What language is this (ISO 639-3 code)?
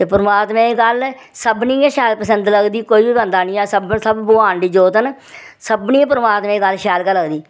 doi